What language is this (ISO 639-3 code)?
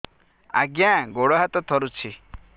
ori